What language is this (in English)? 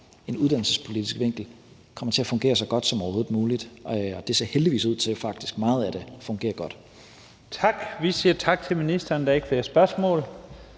Danish